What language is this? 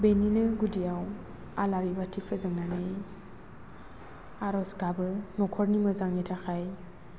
Bodo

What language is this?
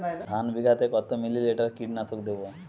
Bangla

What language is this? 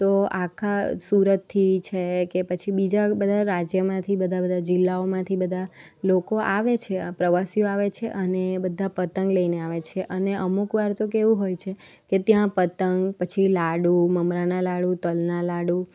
Gujarati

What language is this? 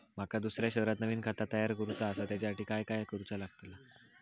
Marathi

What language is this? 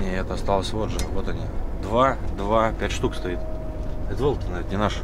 Russian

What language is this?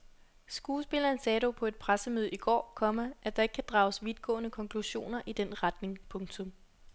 Danish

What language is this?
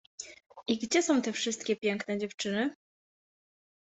Polish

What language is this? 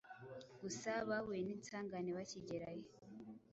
Kinyarwanda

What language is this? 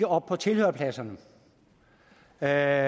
Danish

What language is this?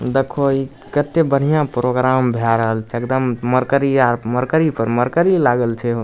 Maithili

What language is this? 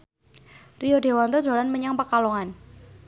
Javanese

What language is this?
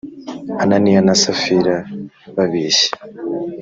Kinyarwanda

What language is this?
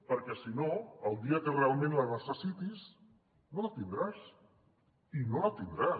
Catalan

